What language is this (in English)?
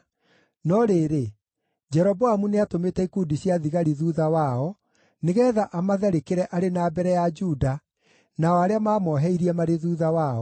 Kikuyu